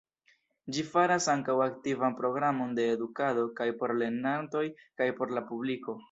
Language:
Esperanto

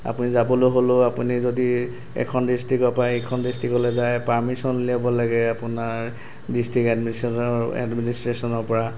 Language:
Assamese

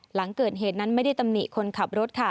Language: Thai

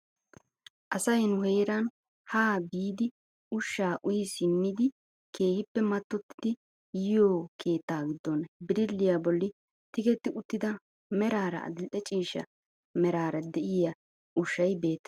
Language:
Wolaytta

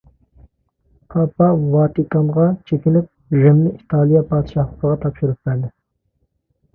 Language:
Uyghur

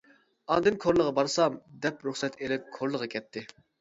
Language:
Uyghur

